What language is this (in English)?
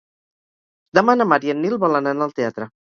Catalan